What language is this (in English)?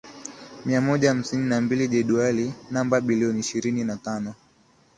Swahili